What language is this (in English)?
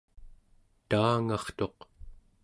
Central Yupik